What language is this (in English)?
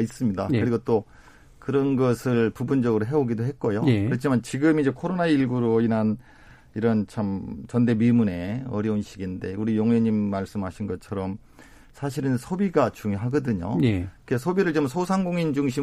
Korean